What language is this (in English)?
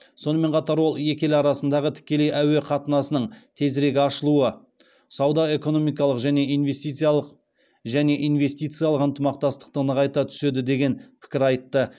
Kazakh